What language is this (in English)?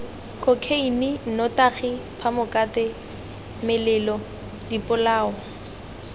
Tswana